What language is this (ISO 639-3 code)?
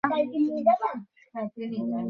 ben